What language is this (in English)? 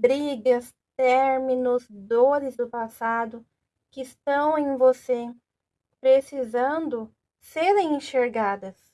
Portuguese